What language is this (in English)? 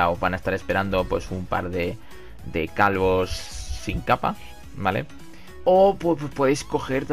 Spanish